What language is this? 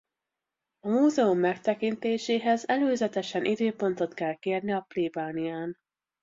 Hungarian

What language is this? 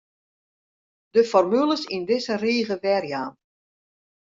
Western Frisian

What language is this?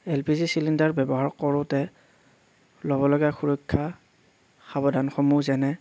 Assamese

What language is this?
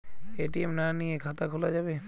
Bangla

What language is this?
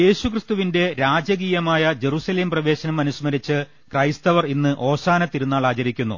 Malayalam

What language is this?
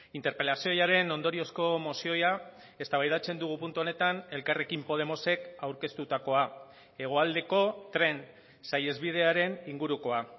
Basque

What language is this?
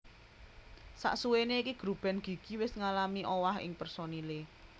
Javanese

